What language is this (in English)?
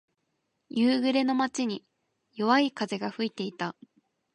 Japanese